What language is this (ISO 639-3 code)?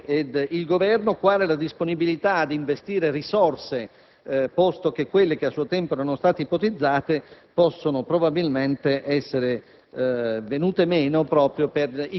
ita